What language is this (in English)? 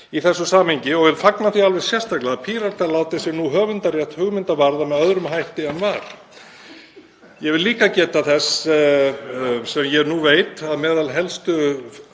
Icelandic